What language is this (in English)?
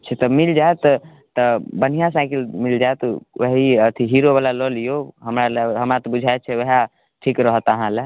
Maithili